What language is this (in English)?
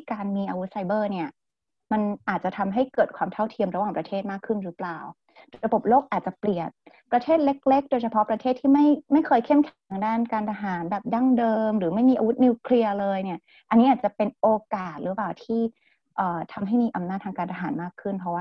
Thai